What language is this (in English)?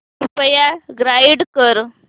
Marathi